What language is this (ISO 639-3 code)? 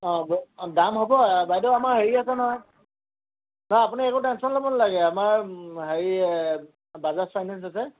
asm